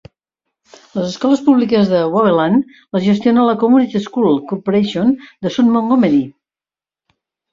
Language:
Catalan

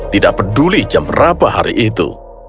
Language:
Indonesian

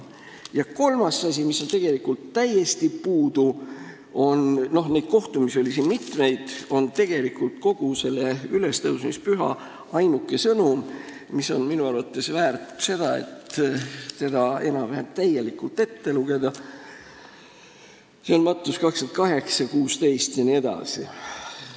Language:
Estonian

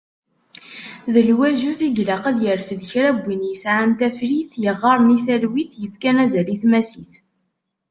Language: Kabyle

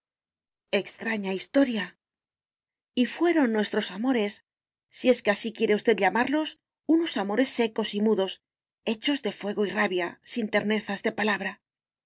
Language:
Spanish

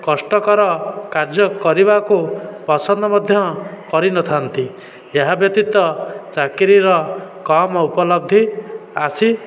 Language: Odia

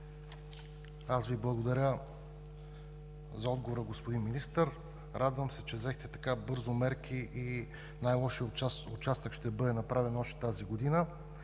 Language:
Bulgarian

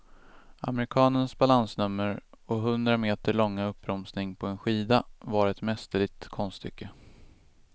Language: Swedish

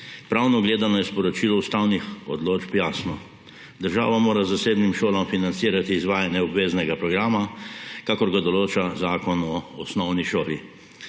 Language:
Slovenian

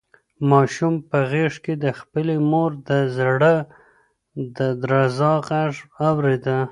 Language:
Pashto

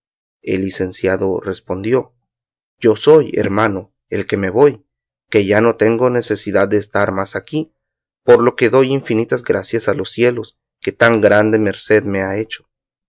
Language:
Spanish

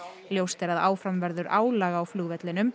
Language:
Icelandic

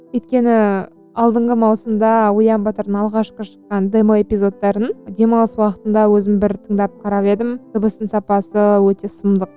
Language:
Kazakh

